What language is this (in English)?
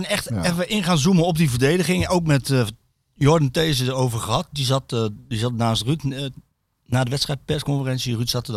Dutch